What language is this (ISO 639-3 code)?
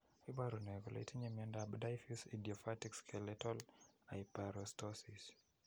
kln